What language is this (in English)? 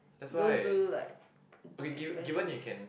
English